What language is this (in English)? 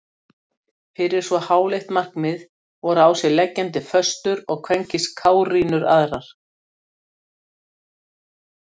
Icelandic